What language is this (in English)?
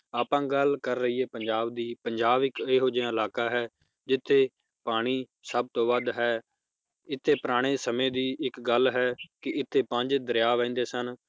Punjabi